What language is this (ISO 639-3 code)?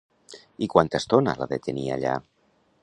cat